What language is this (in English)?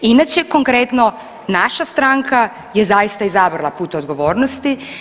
Croatian